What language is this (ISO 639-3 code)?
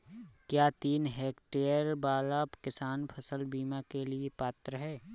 hin